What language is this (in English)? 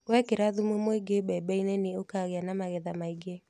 Kikuyu